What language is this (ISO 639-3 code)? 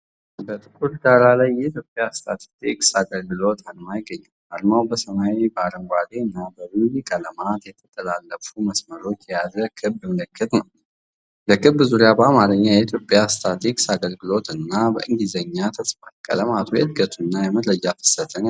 amh